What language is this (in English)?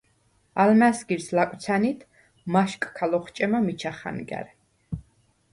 Svan